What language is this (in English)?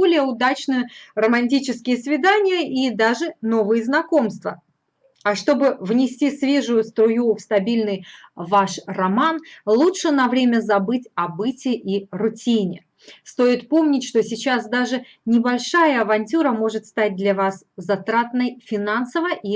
Russian